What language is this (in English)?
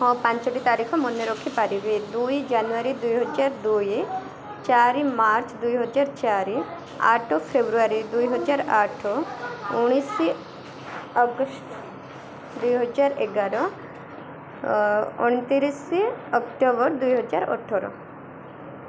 Odia